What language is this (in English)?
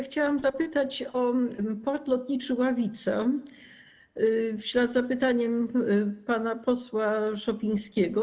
Polish